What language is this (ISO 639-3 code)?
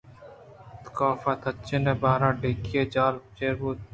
bgp